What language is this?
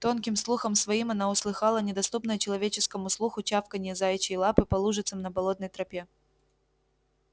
Russian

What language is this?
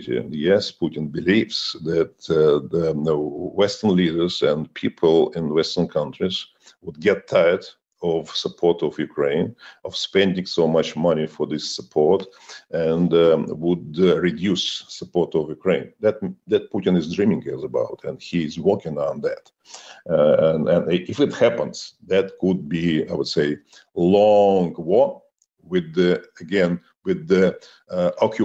Danish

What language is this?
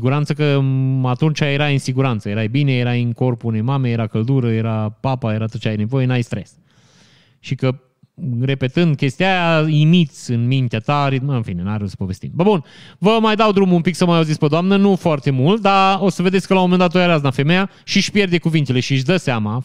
Romanian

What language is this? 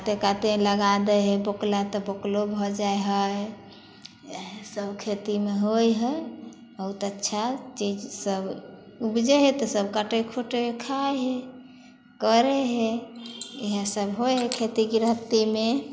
Maithili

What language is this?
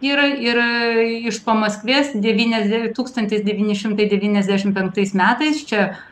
Lithuanian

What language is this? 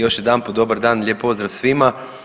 Croatian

